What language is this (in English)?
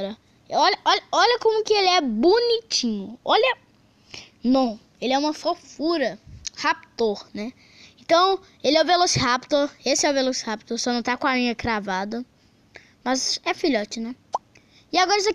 Portuguese